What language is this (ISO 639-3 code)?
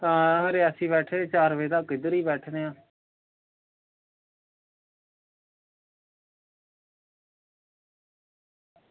doi